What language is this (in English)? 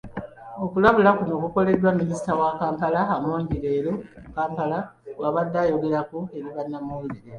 Ganda